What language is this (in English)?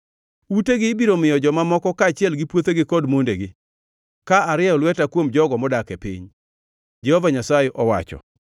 Luo (Kenya and Tanzania)